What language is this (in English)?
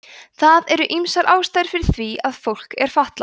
Icelandic